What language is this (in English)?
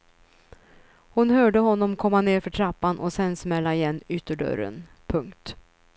Swedish